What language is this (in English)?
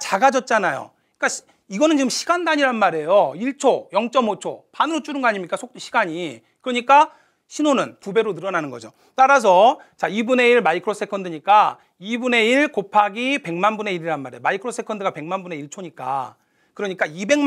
Korean